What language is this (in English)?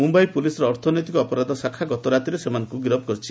Odia